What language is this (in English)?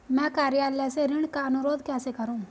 Hindi